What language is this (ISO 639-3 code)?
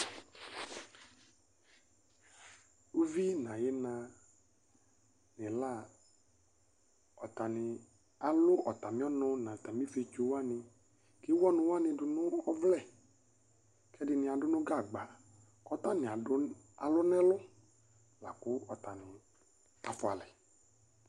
kpo